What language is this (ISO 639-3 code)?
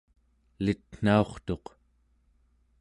esu